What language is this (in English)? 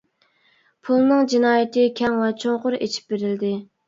Uyghur